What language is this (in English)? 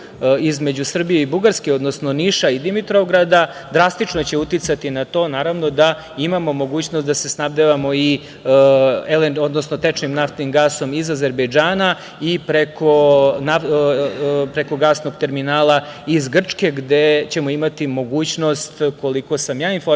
Serbian